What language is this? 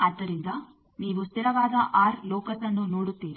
Kannada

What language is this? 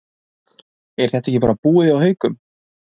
Icelandic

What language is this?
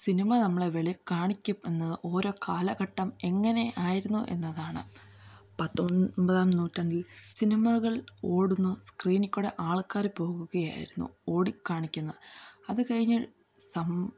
Malayalam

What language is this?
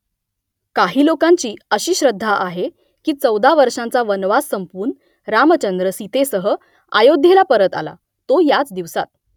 Marathi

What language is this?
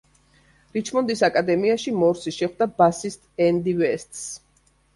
Georgian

